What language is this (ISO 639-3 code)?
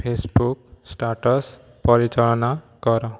ori